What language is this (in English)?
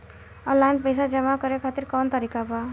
Bhojpuri